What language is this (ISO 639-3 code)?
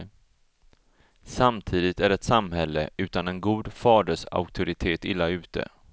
swe